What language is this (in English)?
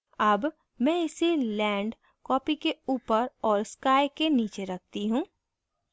Hindi